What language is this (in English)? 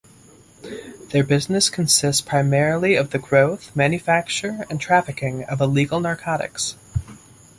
English